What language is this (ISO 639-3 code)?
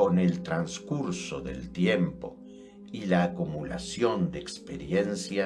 spa